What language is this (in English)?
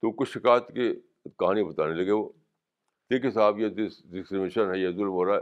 Urdu